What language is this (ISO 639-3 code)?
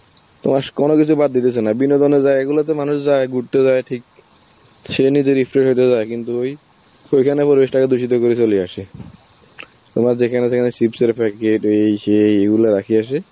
ben